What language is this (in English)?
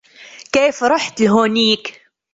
Arabic